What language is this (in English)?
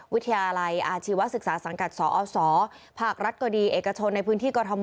Thai